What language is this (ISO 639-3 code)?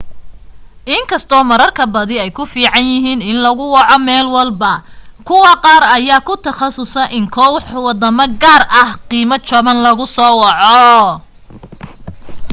som